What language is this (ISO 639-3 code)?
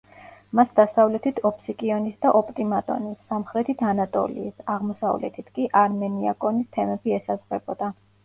kat